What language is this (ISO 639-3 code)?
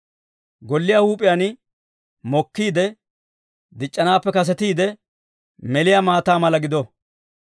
dwr